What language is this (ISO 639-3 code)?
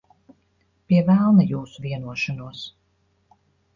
lav